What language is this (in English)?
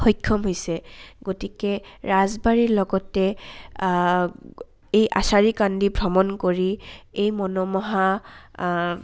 Assamese